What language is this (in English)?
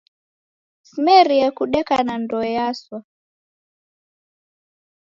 Taita